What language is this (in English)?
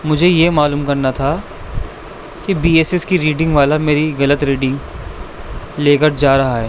Urdu